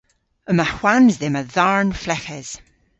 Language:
Cornish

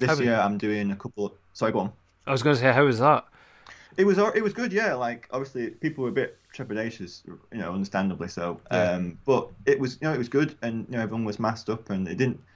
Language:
English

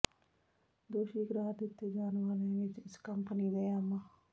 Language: Punjabi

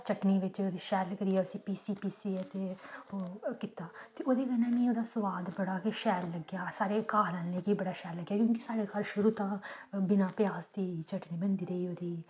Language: Dogri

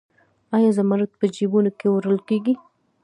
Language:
Pashto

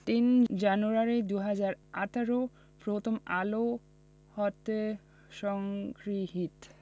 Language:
Bangla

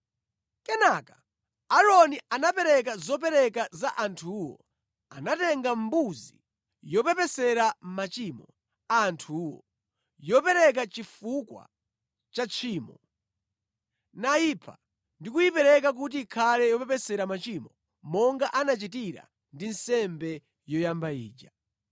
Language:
Nyanja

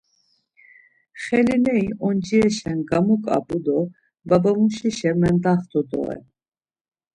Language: Laz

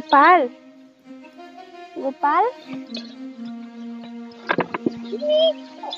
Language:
Romanian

